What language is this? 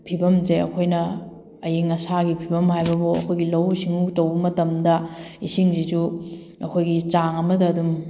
Manipuri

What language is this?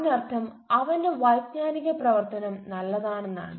Malayalam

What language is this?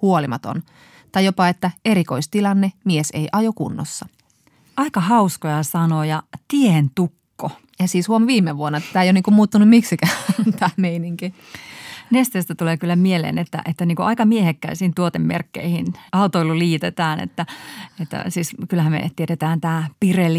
Finnish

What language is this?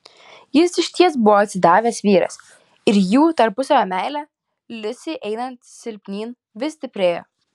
Lithuanian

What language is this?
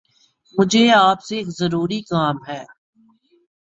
Urdu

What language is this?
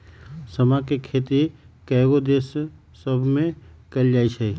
Magahi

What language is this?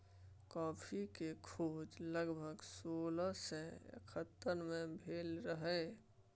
Maithili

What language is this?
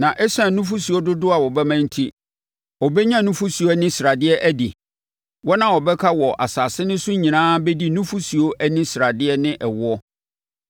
Akan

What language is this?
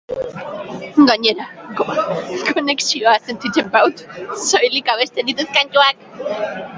Basque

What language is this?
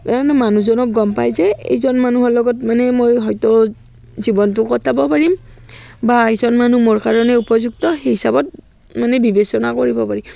Assamese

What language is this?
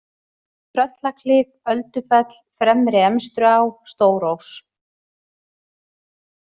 Icelandic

